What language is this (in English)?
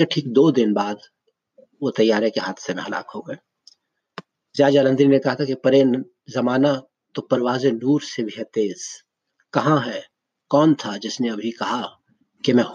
Urdu